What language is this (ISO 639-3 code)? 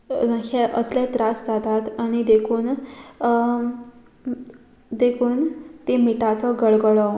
kok